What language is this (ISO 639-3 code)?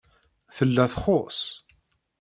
kab